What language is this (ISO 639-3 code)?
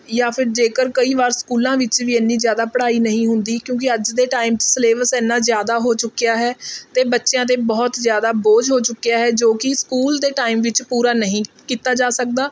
pan